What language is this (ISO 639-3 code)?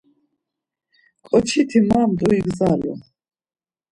lzz